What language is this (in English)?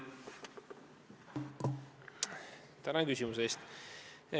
Estonian